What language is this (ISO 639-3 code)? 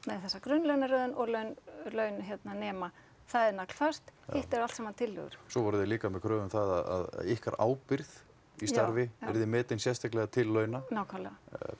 isl